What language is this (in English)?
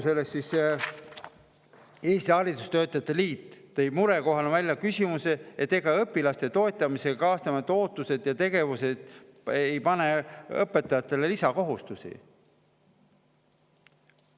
Estonian